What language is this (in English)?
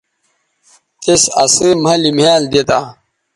Bateri